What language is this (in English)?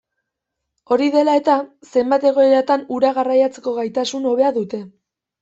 Basque